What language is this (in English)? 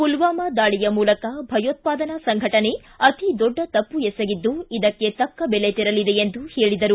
Kannada